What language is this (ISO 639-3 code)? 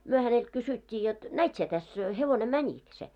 fin